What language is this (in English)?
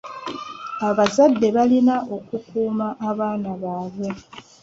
Ganda